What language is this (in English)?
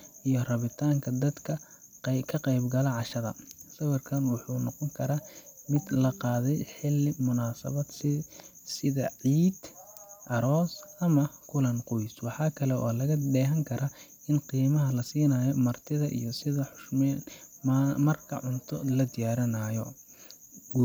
Somali